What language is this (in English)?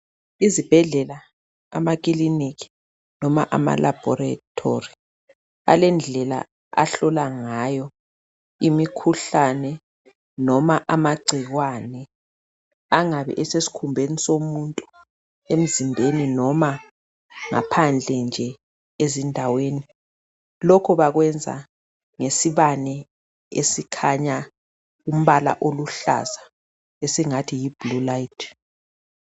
North Ndebele